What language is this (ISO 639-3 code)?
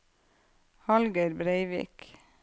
nor